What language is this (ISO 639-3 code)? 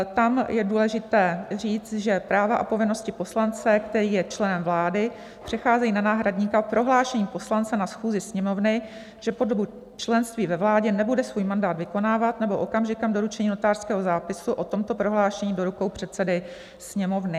ces